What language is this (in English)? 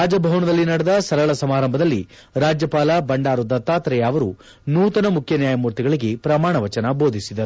Kannada